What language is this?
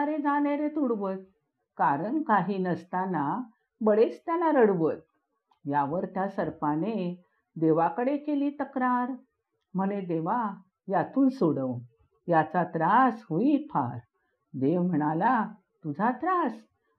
Marathi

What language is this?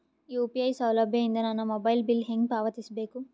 Kannada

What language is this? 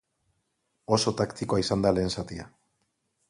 Basque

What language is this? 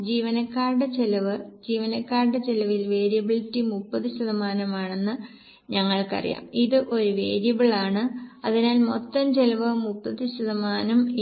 Malayalam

